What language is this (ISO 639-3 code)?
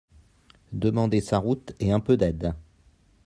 fra